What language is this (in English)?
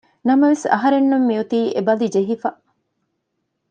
Divehi